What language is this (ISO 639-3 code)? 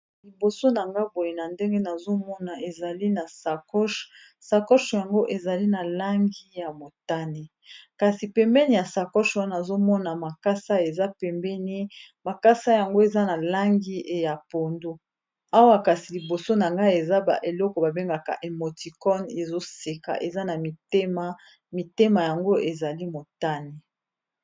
lin